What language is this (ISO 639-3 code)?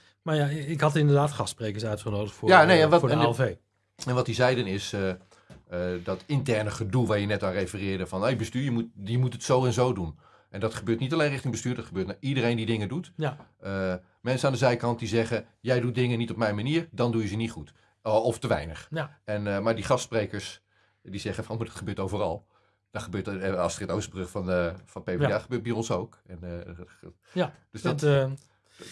nld